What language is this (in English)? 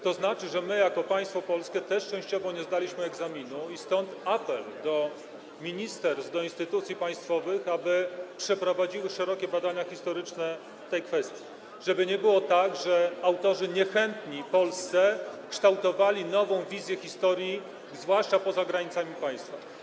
Polish